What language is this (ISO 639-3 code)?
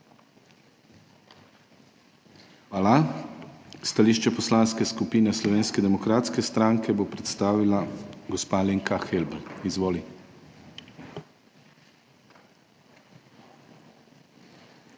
slv